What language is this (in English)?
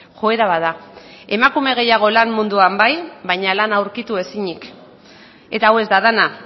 Basque